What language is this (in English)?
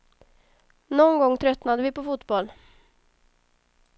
Swedish